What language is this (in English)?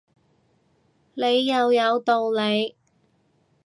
Cantonese